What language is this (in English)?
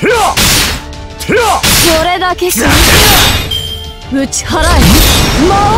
Japanese